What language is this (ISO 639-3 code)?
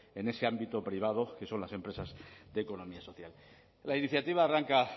spa